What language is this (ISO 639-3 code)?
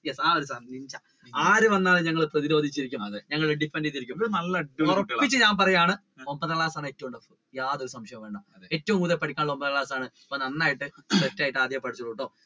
mal